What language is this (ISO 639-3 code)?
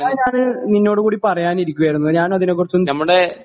mal